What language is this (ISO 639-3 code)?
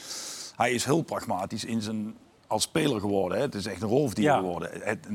nld